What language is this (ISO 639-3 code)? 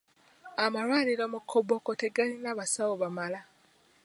lug